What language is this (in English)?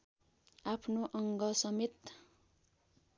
Nepali